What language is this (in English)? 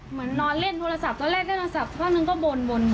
Thai